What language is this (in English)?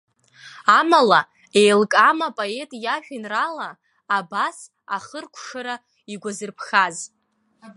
Abkhazian